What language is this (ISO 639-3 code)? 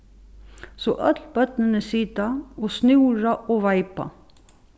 fao